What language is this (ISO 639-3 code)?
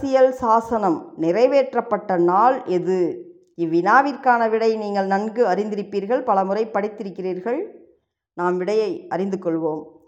tam